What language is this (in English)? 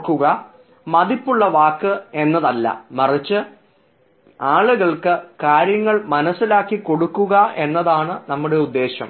Malayalam